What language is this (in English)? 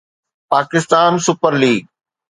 Sindhi